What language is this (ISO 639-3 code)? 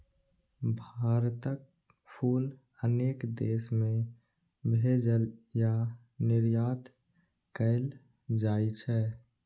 mai